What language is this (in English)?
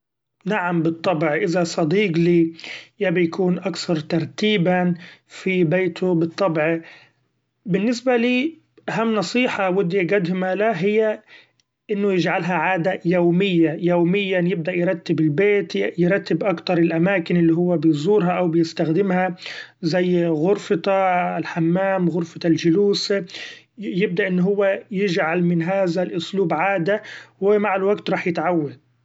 Gulf Arabic